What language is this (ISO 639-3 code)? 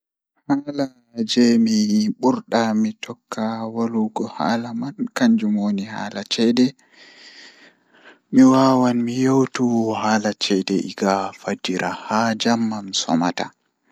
ful